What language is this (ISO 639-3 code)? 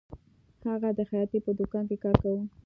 pus